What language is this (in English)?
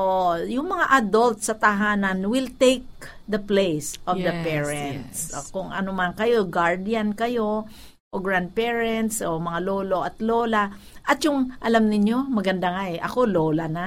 Filipino